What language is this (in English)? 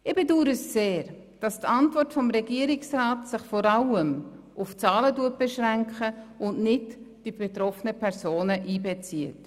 Swiss German